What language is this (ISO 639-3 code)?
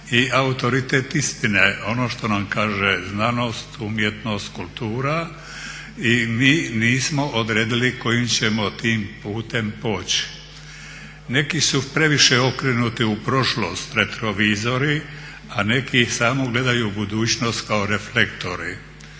hrv